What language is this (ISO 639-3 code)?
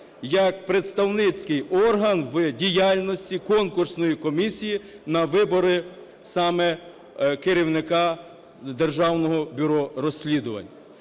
ukr